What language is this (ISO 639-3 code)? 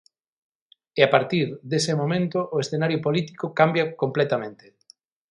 glg